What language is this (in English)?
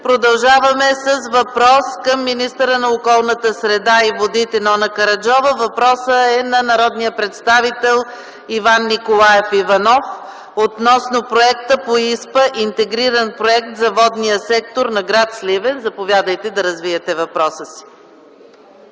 Bulgarian